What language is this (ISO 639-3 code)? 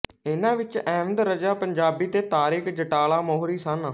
pan